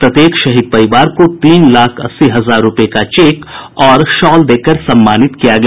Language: Hindi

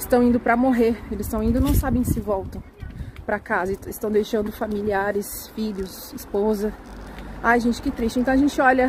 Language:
Portuguese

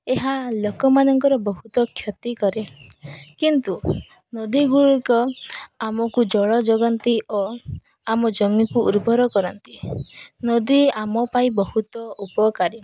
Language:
Odia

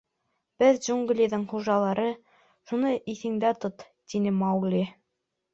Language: Bashkir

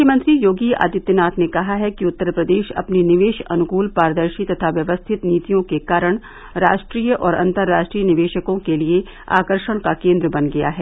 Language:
Hindi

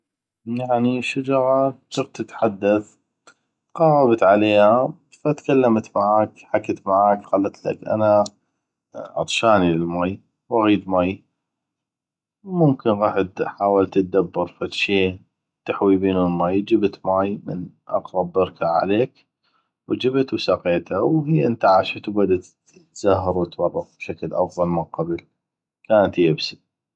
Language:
North Mesopotamian Arabic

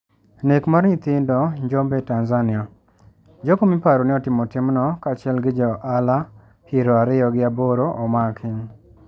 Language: Luo (Kenya and Tanzania)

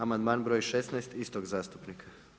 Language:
Croatian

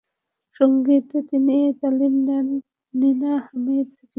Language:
Bangla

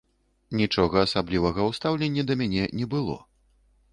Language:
Belarusian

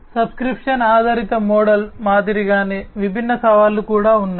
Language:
Telugu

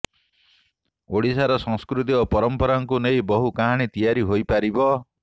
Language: Odia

